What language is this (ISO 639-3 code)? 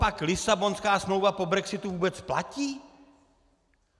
ces